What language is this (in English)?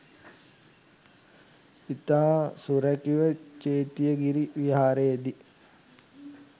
Sinhala